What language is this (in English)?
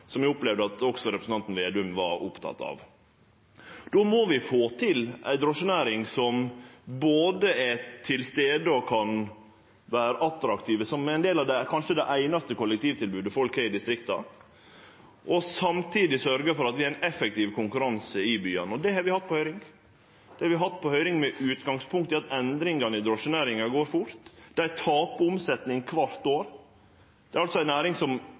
Norwegian Nynorsk